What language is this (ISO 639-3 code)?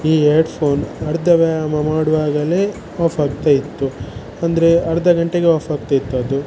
kan